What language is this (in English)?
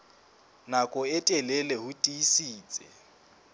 Southern Sotho